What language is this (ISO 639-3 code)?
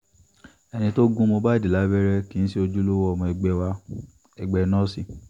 yor